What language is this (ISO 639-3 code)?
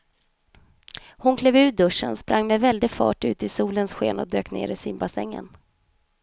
swe